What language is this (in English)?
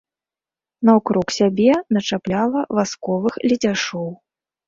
Belarusian